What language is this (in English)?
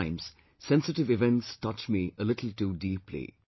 English